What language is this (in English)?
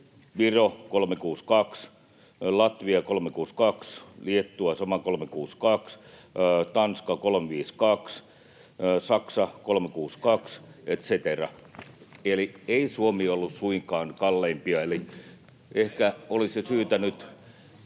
Finnish